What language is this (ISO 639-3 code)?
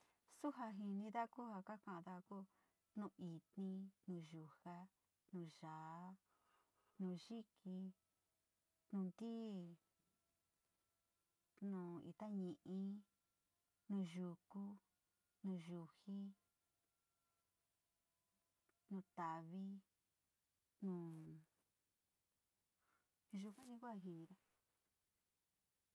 xti